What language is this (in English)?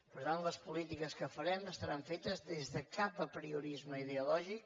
Catalan